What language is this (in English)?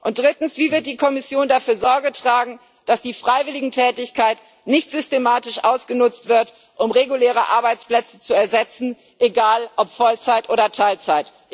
German